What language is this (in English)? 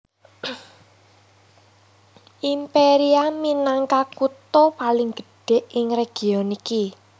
Javanese